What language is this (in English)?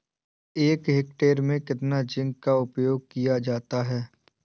Hindi